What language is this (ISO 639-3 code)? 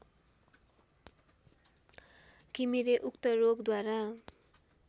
nep